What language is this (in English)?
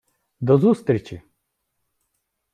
Ukrainian